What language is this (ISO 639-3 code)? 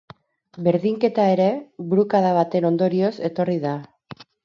eus